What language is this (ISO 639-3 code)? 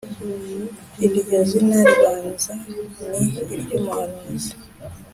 kin